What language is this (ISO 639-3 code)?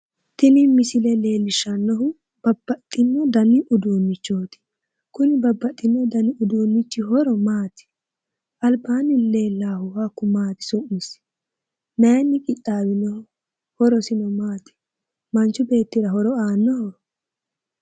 sid